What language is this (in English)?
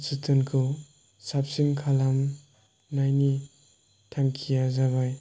Bodo